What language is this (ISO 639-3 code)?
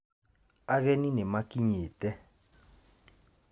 kik